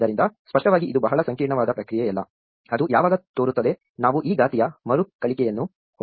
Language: Kannada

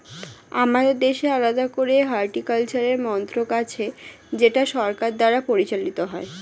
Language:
Bangla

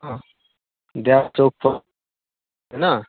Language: Maithili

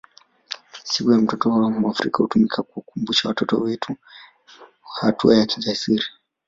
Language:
Swahili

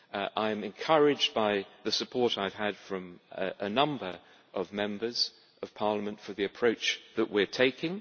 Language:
English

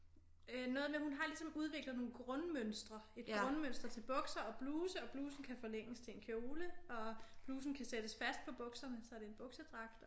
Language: Danish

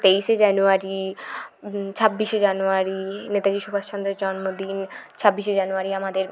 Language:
Bangla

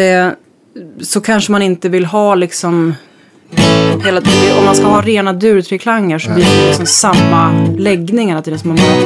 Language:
Swedish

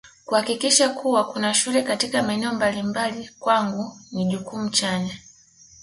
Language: Swahili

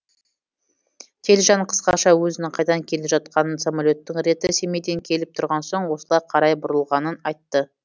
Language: Kazakh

